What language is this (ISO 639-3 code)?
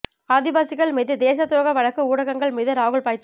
tam